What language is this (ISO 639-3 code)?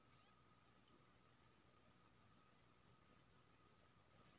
mai